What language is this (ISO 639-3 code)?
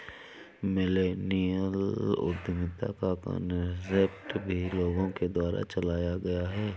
hin